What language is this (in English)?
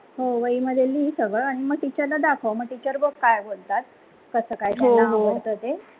Marathi